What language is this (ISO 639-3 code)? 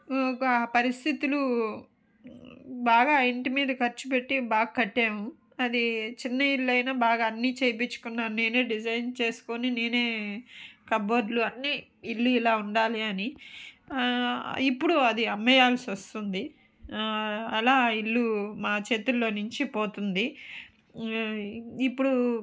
tel